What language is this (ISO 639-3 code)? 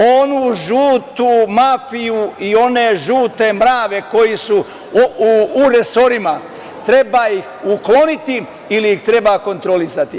srp